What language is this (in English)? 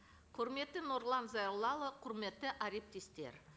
Kazakh